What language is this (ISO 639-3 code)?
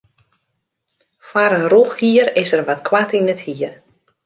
fry